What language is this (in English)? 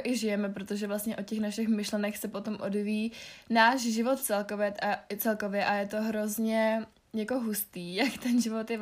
Czech